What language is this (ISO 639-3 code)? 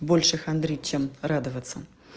rus